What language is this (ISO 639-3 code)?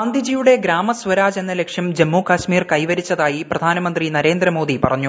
mal